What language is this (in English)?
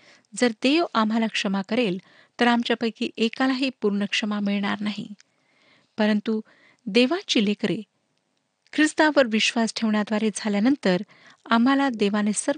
Marathi